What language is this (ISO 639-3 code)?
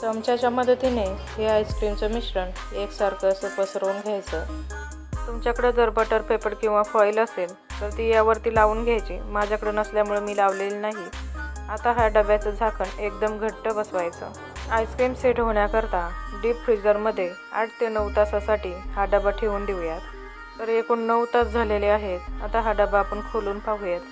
mar